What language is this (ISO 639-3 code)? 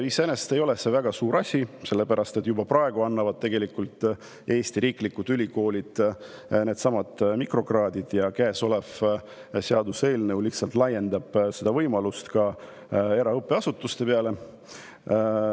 est